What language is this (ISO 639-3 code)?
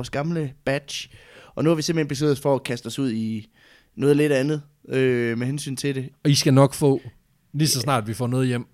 dan